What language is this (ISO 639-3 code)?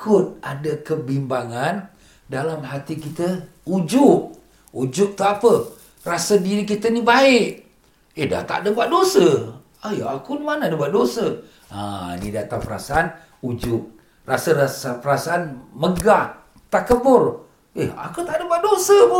msa